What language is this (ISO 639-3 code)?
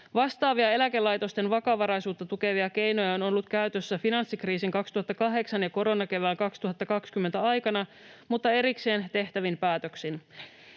fin